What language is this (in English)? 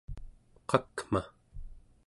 Central Yupik